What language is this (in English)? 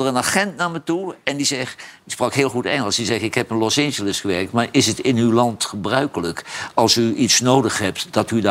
Dutch